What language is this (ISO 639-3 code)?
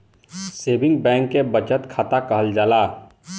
bho